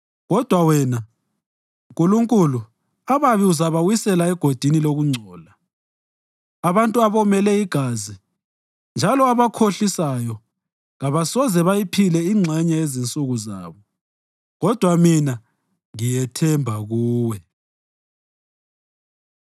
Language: North Ndebele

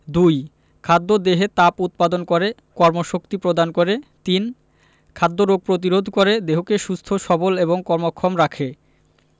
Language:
Bangla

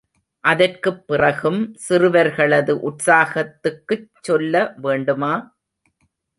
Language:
Tamil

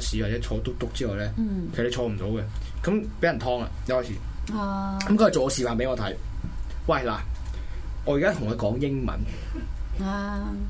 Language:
Chinese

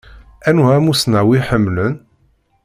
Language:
Kabyle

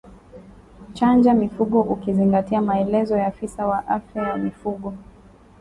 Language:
Swahili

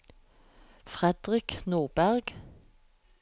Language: Norwegian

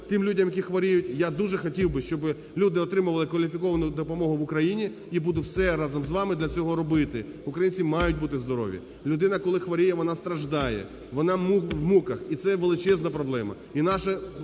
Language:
Ukrainian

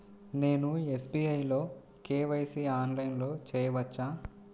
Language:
Telugu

